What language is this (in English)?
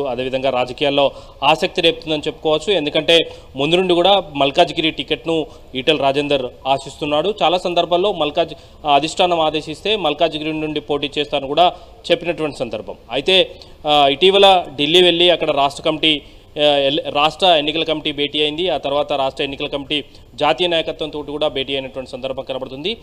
Telugu